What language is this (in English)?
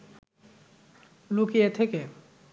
Bangla